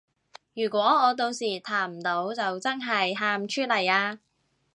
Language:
Cantonese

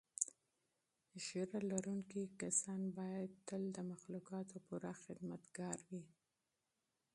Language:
Pashto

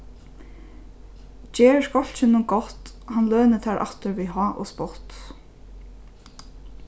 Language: Faroese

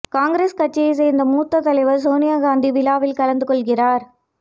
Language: Tamil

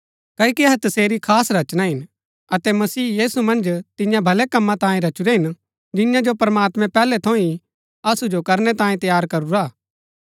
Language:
Gaddi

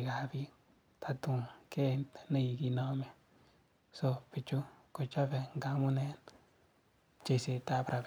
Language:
Kalenjin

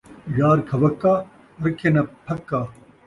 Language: Saraiki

